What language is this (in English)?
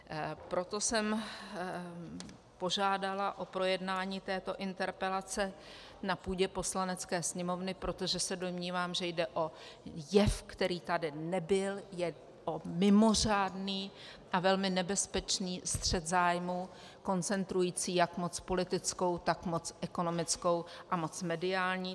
Czech